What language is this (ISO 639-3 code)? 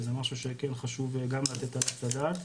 heb